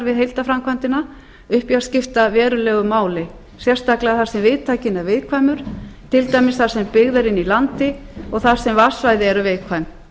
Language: Icelandic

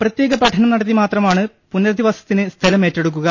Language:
Malayalam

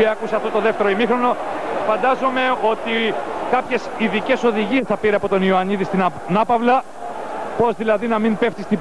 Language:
Greek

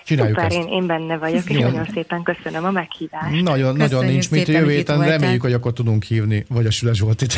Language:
Hungarian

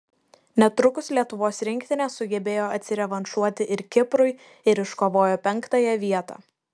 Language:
Lithuanian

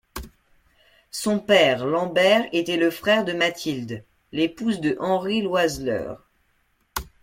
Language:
French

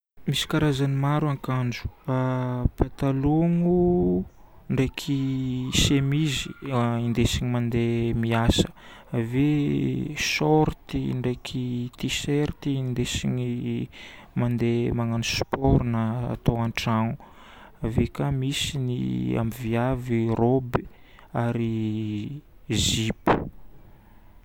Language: Northern Betsimisaraka Malagasy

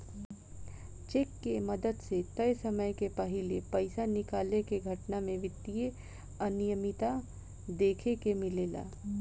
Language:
Bhojpuri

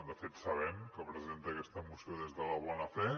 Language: Catalan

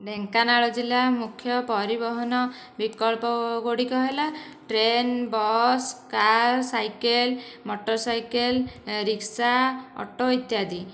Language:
Odia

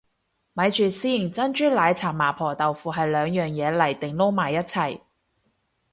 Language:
Cantonese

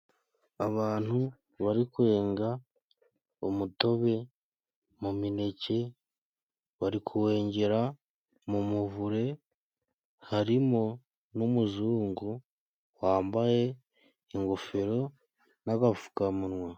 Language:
Kinyarwanda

